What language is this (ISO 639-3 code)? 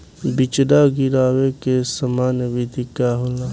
bho